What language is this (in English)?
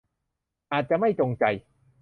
Thai